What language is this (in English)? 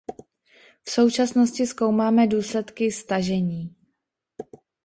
Czech